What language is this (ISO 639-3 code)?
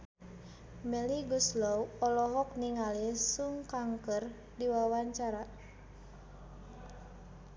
sun